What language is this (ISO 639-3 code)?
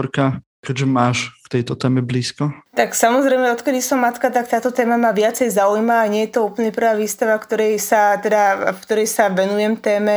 slk